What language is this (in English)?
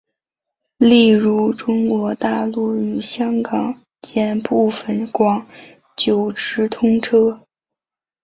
Chinese